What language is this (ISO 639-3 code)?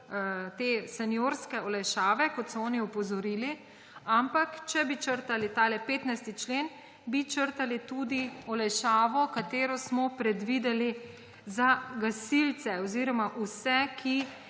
slv